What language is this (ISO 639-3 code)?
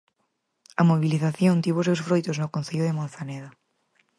glg